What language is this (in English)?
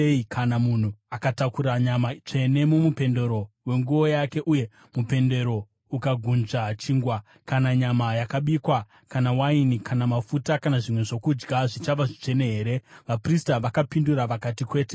Shona